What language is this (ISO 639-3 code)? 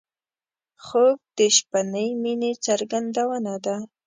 pus